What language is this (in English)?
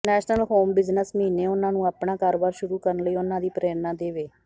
Punjabi